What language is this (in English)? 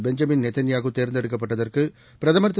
Tamil